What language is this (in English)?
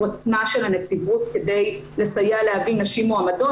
Hebrew